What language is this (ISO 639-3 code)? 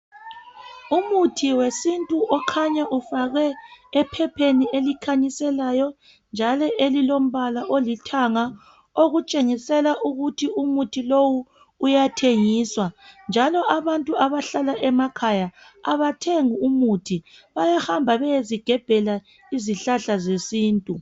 nde